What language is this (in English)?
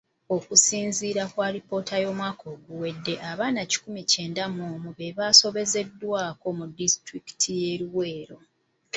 Ganda